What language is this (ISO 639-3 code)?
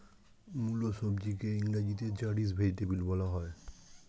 ben